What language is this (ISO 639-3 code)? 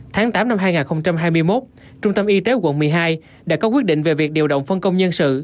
vie